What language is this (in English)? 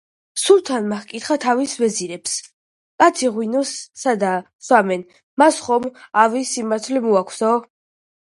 Georgian